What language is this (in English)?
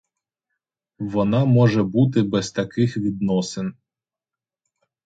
Ukrainian